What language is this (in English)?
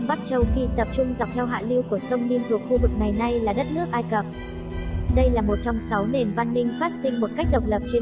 Vietnamese